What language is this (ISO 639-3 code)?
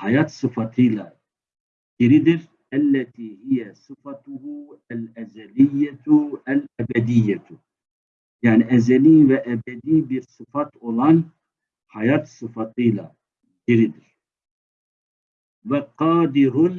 tur